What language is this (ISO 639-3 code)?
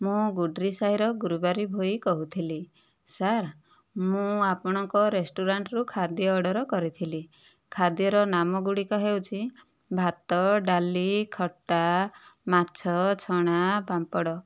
ori